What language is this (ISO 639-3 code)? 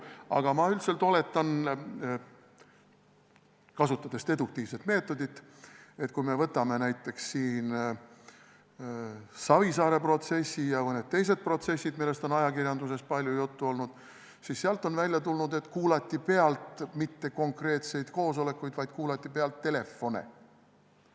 est